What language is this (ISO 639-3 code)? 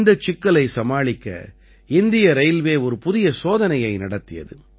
tam